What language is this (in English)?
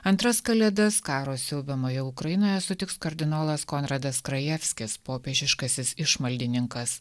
Lithuanian